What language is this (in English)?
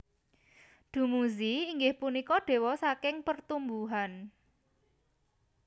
Javanese